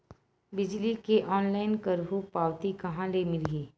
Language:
Chhattisgarhi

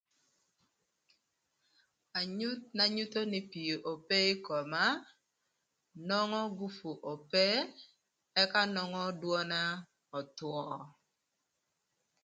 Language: Thur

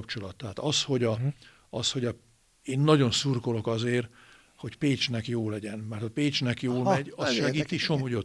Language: Hungarian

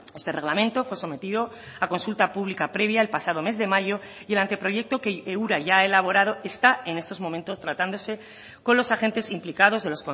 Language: Spanish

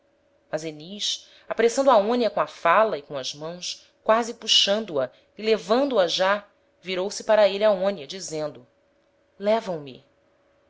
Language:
Portuguese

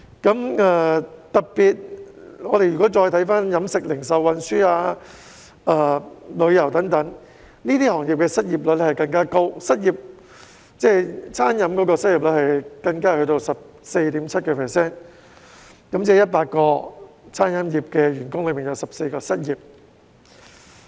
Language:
Cantonese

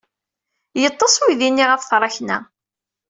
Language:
Kabyle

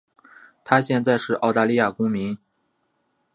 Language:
Chinese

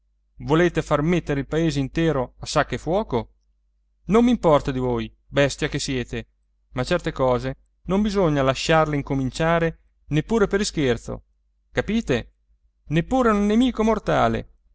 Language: Italian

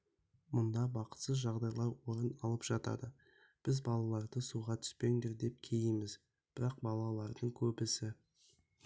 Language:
Kazakh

